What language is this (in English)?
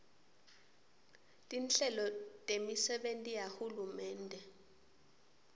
Swati